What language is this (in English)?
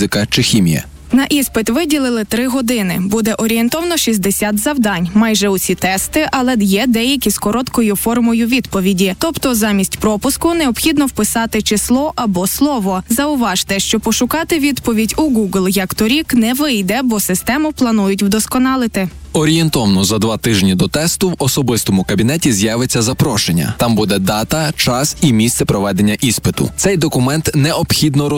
Ukrainian